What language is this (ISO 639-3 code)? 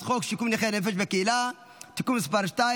heb